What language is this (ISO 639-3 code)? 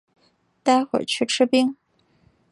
zho